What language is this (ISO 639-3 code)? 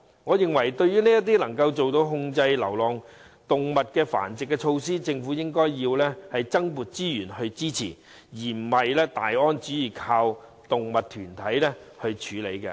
yue